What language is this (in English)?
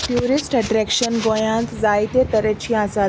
Konkani